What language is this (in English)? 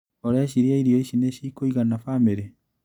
Kikuyu